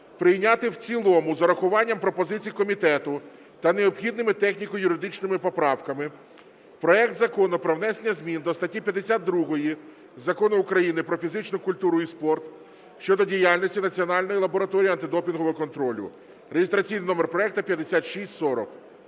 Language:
Ukrainian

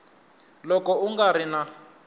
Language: Tsonga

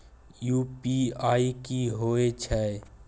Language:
Maithili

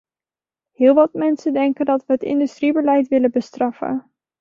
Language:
Dutch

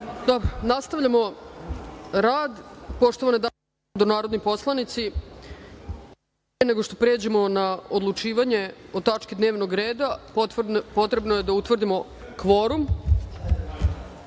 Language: Serbian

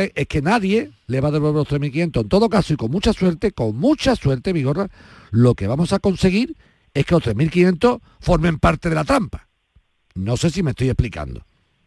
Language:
Spanish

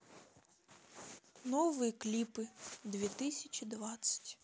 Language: Russian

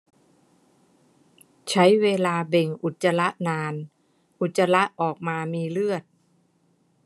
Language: Thai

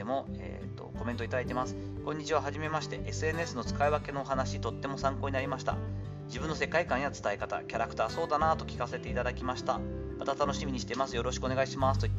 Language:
Japanese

